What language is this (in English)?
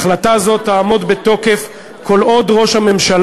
Hebrew